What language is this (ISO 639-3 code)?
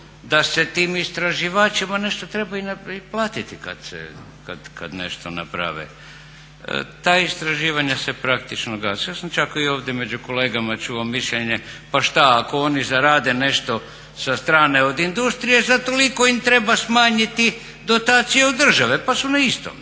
hrv